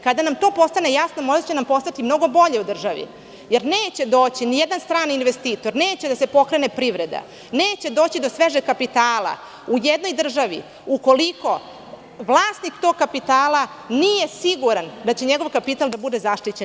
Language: Serbian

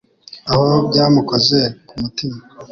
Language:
Kinyarwanda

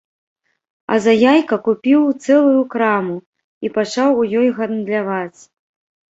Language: Belarusian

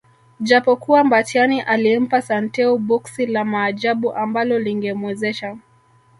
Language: Swahili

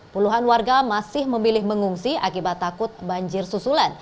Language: Indonesian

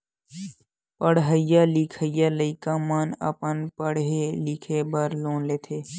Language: Chhattisgarhi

